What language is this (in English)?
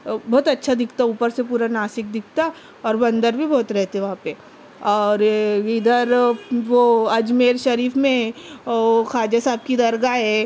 Urdu